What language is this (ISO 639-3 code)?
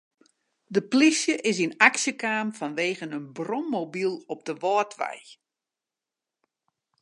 fry